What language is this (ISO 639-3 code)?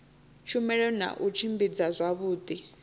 ven